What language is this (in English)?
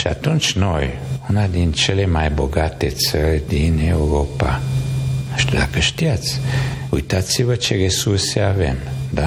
Romanian